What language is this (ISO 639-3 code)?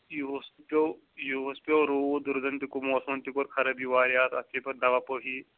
kas